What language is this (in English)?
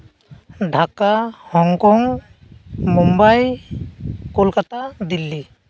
Santali